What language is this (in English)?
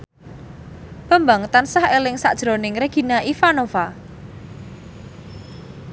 Javanese